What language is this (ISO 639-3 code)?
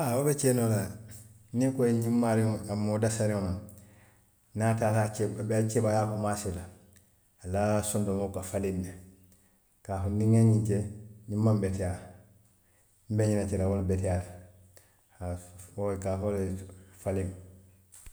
mlq